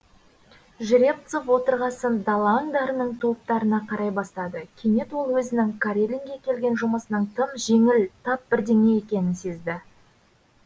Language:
Kazakh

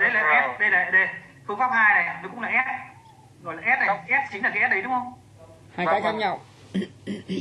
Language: Vietnamese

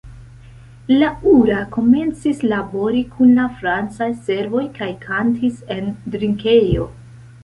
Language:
Esperanto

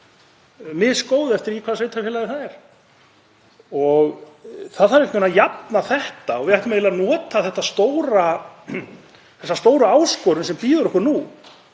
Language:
Icelandic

